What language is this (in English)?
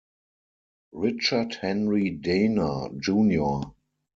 German